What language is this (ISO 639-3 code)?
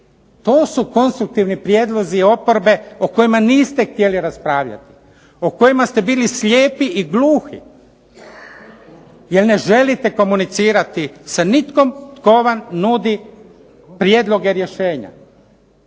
hrv